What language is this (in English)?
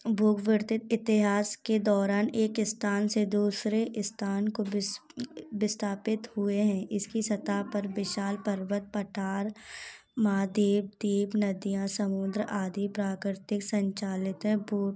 Hindi